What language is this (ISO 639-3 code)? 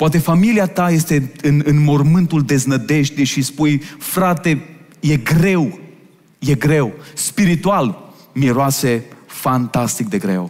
ron